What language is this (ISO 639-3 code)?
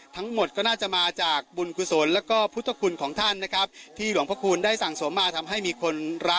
tha